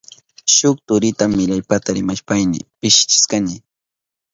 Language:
Southern Pastaza Quechua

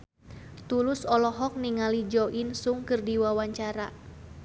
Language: Sundanese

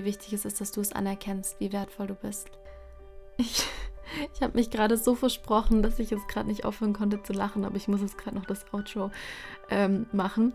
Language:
German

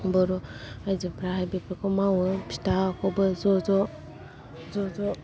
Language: Bodo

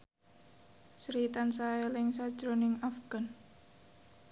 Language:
Javanese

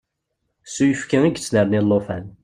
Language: Kabyle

